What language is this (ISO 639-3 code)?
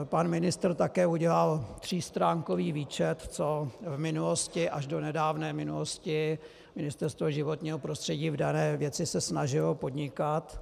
ces